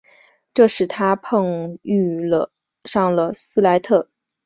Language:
Chinese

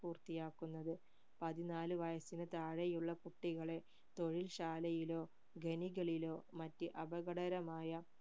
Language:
Malayalam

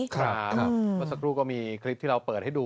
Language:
Thai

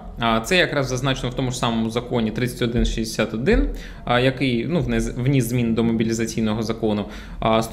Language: Ukrainian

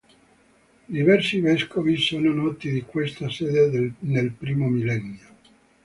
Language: Italian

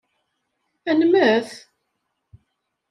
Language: Kabyle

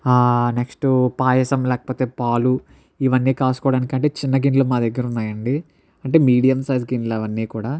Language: Telugu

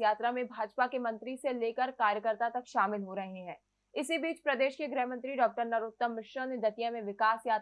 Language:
Hindi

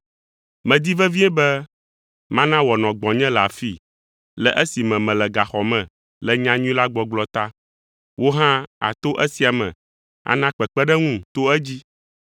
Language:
Ewe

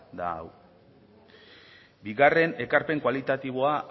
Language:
Basque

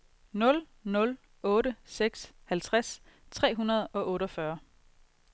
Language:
Danish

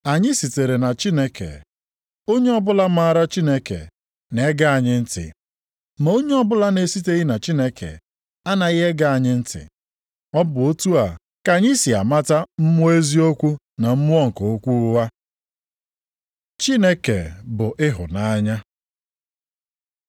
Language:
Igbo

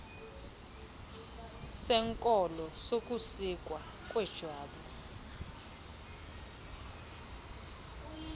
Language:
Xhosa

